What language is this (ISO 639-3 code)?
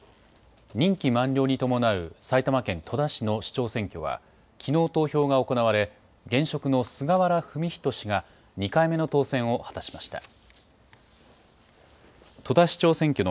jpn